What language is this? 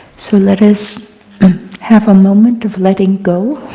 English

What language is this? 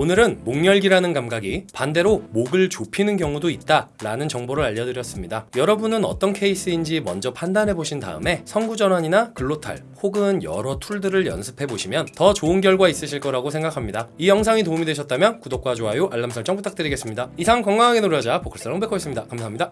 Korean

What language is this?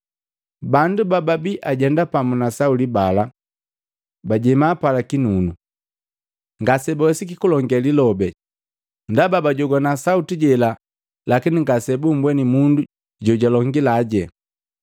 Matengo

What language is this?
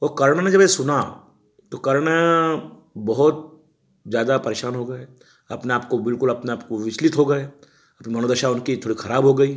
Hindi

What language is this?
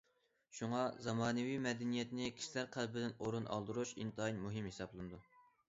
Uyghur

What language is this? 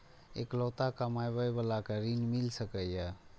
Maithili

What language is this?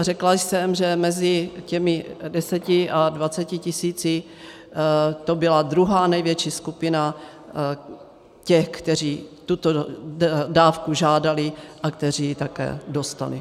Czech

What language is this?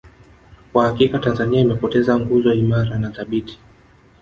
Swahili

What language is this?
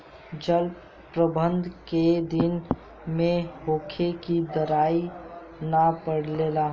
Bhojpuri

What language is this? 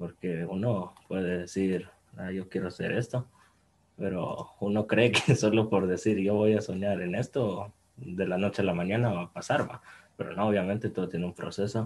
Spanish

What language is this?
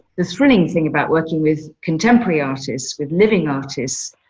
English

